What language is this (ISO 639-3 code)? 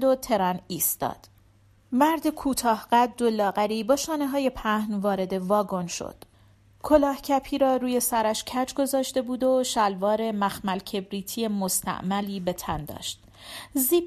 fas